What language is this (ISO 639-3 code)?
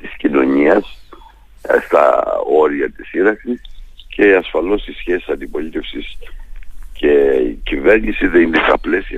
ell